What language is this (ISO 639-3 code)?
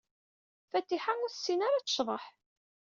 kab